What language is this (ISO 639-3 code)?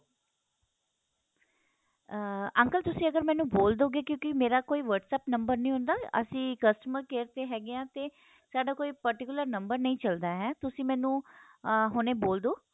pan